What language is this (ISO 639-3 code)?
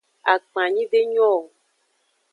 ajg